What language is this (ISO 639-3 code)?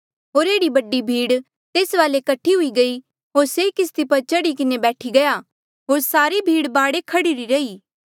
mjl